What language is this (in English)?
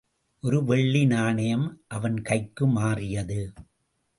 Tamil